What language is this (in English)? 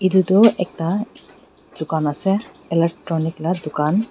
Naga Pidgin